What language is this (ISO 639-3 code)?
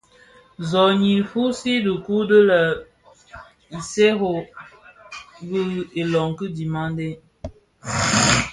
ksf